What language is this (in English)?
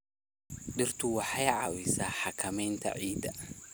Somali